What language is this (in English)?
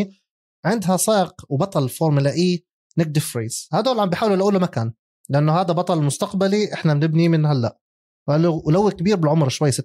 Arabic